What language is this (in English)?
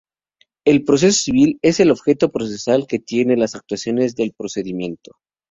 Spanish